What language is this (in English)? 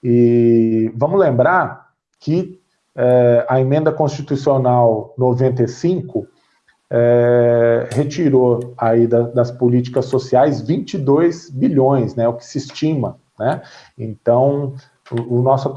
Portuguese